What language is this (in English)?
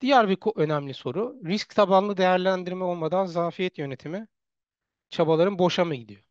Turkish